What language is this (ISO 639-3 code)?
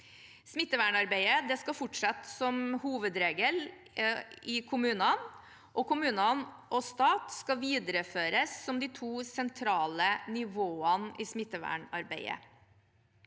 nor